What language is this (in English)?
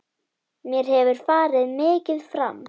Icelandic